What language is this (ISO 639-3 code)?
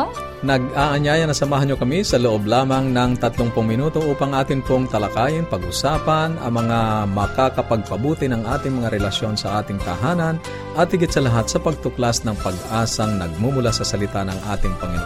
fil